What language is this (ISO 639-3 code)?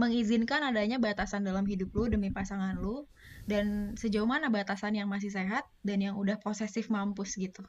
ind